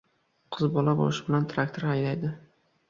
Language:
Uzbek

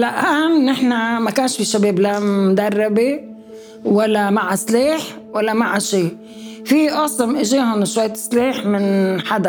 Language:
Arabic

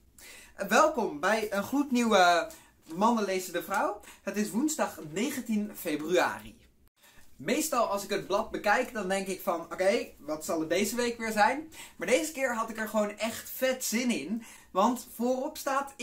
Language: Dutch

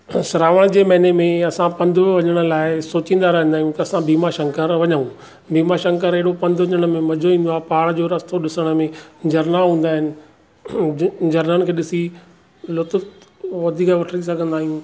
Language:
Sindhi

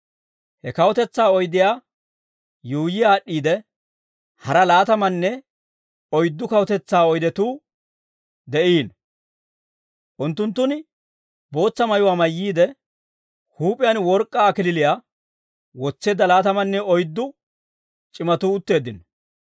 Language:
Dawro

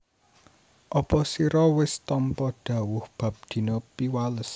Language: Javanese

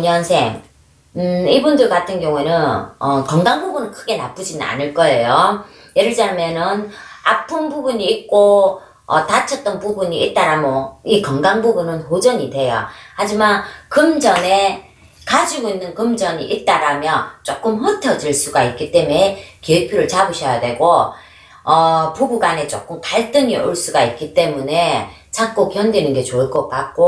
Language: Korean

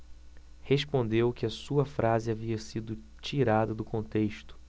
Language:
Portuguese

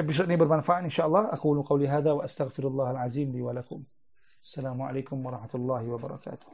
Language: Malay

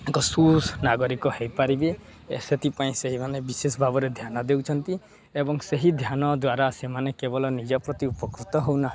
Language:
Odia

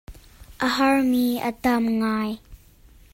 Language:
Hakha Chin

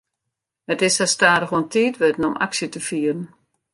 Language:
Western Frisian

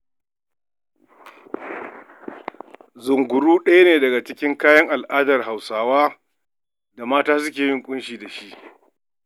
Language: Hausa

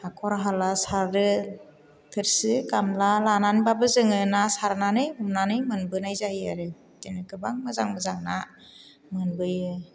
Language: Bodo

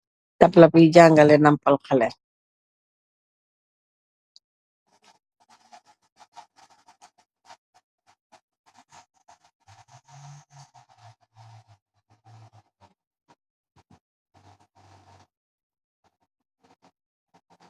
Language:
Wolof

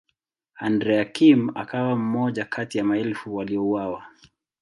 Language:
Swahili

